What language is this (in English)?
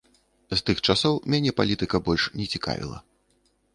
Belarusian